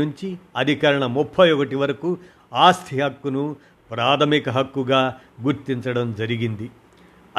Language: Telugu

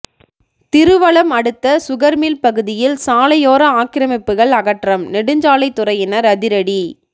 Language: Tamil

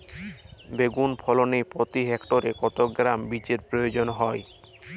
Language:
Bangla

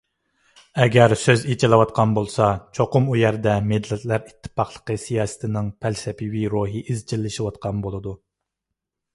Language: Uyghur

